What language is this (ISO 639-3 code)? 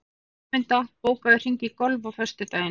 isl